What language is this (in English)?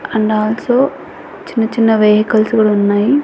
Telugu